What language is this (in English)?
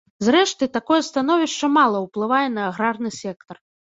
Belarusian